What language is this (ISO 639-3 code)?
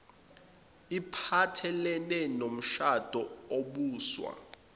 zul